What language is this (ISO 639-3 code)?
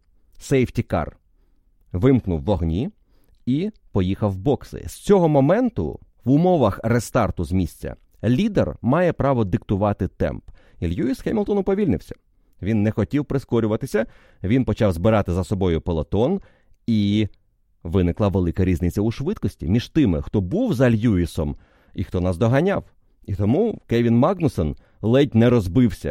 ukr